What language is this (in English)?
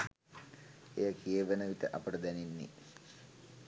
Sinhala